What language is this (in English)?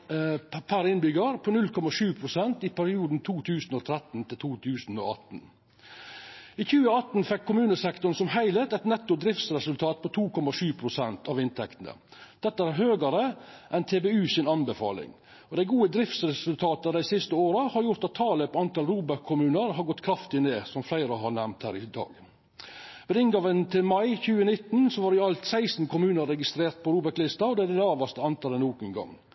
Norwegian Nynorsk